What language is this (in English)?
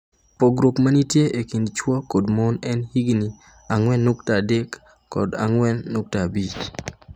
Luo (Kenya and Tanzania)